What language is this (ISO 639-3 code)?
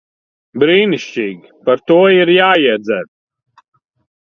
lav